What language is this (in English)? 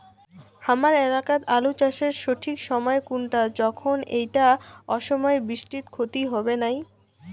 Bangla